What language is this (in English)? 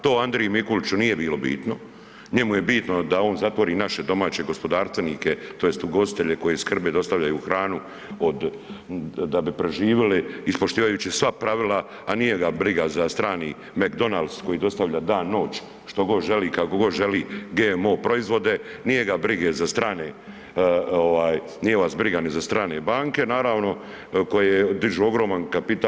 Croatian